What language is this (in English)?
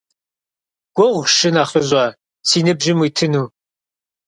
Kabardian